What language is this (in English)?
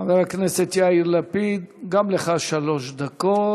Hebrew